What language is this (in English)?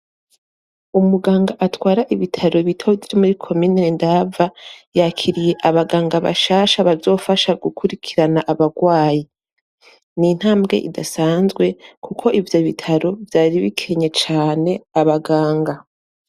Rundi